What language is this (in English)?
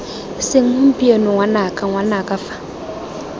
Tswana